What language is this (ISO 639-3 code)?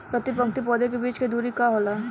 bho